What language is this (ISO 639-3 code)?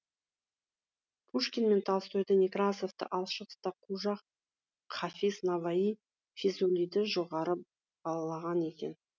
kaz